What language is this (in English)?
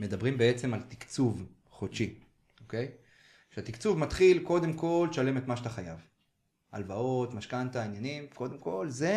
Hebrew